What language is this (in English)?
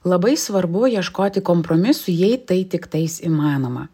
Lithuanian